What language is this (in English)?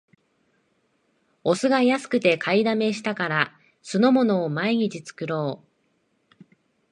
Japanese